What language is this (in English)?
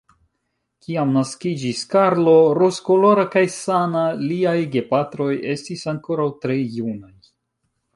Esperanto